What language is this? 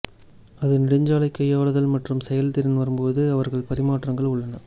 Tamil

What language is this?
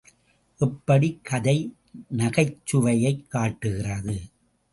Tamil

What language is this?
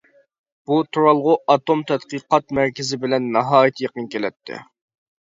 Uyghur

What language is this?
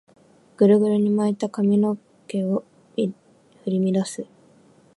Japanese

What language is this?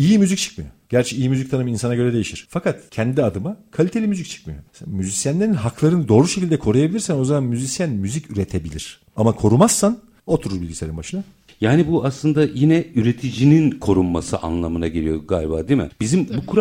Turkish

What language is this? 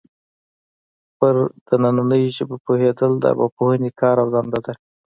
Pashto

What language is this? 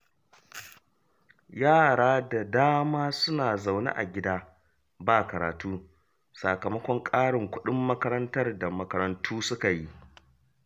Hausa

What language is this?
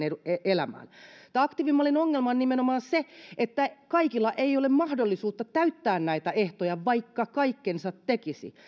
Finnish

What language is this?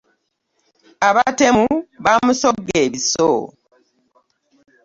Ganda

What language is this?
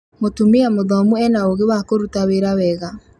Kikuyu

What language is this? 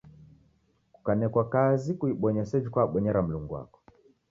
Taita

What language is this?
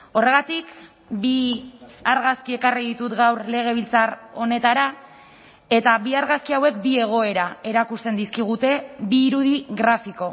Basque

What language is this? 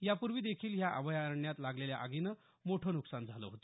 Marathi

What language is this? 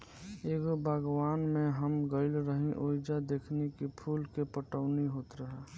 Bhojpuri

